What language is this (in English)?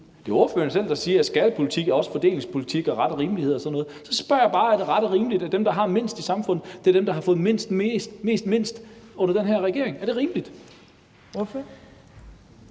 Danish